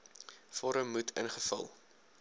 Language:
Afrikaans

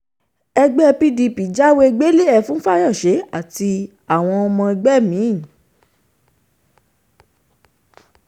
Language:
Yoruba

